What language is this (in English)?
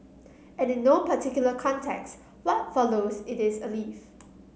English